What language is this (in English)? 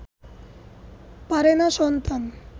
Bangla